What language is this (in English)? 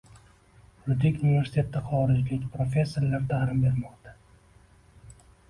Uzbek